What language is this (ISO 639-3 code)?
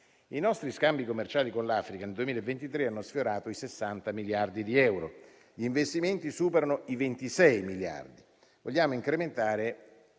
ita